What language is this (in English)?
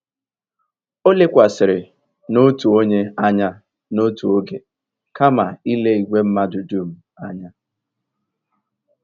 Igbo